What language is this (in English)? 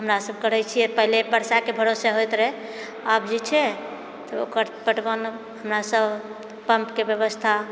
Maithili